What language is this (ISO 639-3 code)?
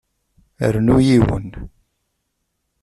kab